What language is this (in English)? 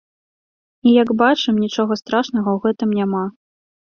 Belarusian